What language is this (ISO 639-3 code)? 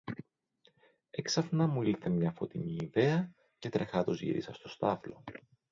ell